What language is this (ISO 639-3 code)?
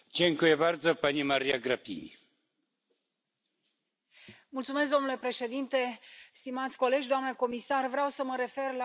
ron